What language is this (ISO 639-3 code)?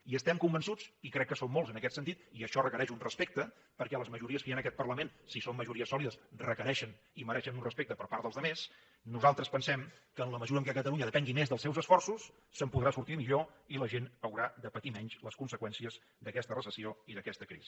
cat